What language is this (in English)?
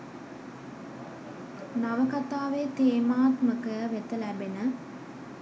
Sinhala